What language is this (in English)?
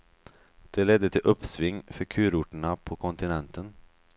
Swedish